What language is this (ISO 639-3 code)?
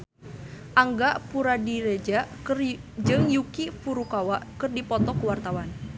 sun